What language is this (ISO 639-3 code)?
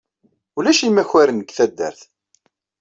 kab